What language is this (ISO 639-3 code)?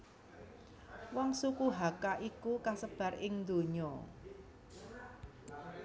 jav